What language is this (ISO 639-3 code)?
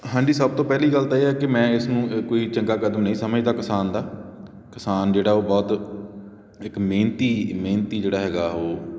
pan